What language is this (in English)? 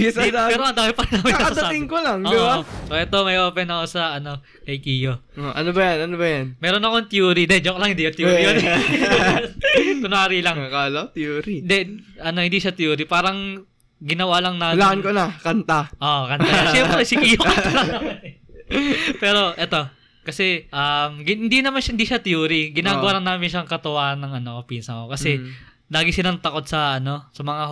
Filipino